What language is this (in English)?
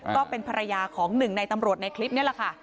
Thai